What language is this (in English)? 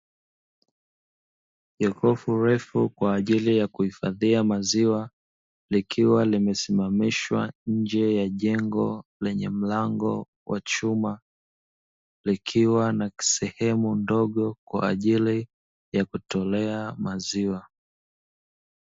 Swahili